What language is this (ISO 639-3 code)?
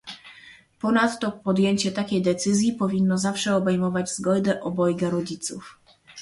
pol